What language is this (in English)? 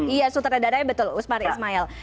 Indonesian